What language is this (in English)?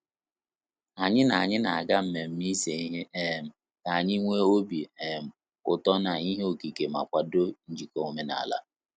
Igbo